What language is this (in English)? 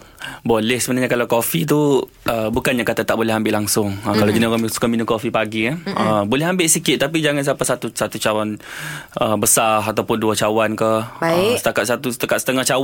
Malay